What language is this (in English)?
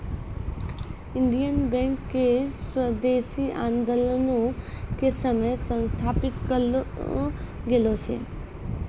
Maithili